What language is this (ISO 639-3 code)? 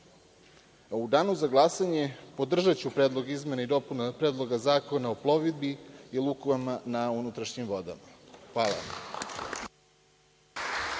srp